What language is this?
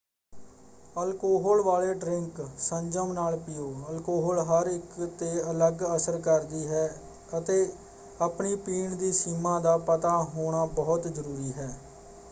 Punjabi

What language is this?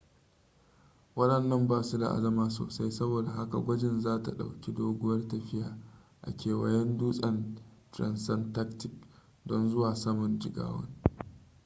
Hausa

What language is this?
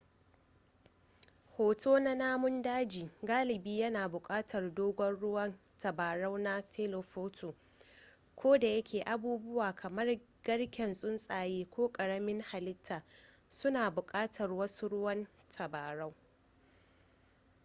Hausa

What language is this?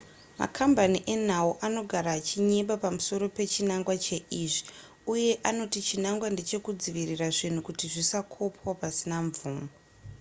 Shona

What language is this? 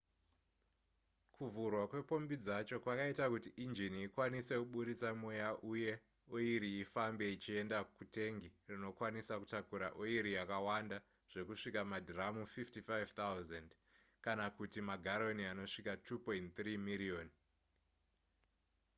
Shona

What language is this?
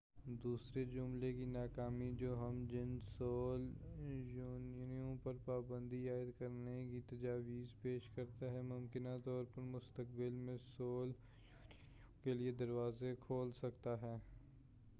Urdu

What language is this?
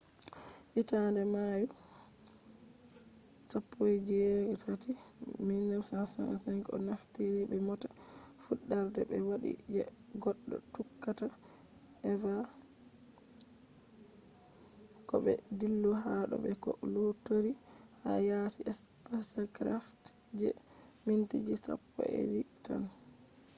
Fula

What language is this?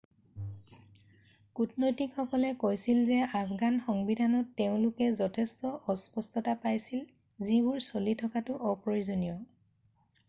Assamese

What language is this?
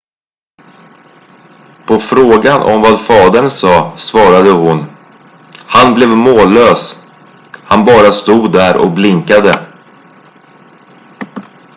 Swedish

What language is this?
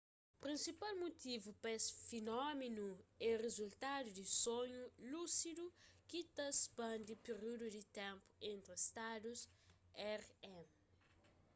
Kabuverdianu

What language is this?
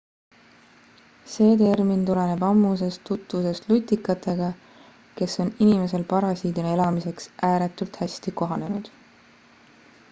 Estonian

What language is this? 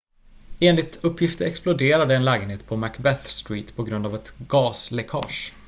Swedish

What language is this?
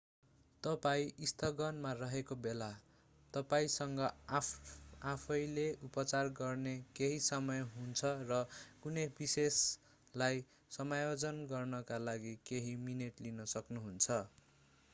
Nepali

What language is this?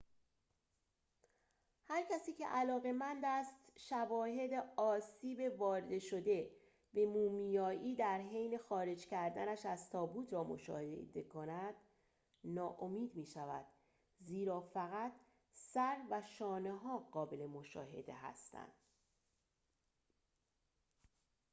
Persian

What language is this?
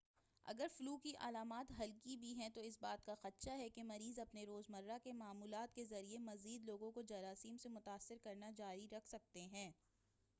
Urdu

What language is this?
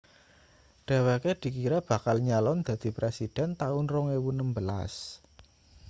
Javanese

